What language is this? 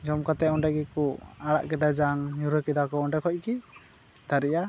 Santali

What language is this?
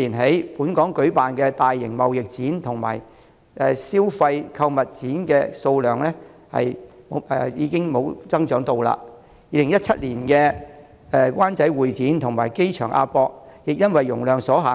Cantonese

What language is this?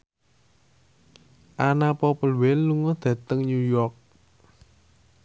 Javanese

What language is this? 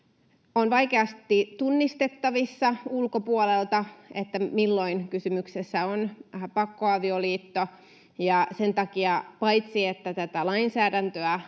Finnish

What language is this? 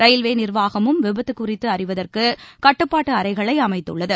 Tamil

